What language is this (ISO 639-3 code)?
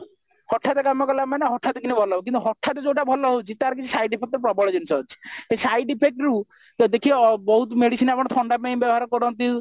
ori